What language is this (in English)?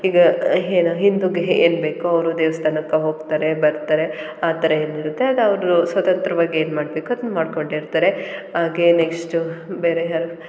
Kannada